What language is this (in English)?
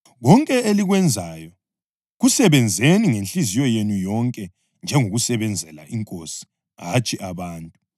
North Ndebele